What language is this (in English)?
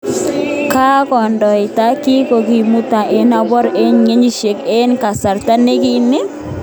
Kalenjin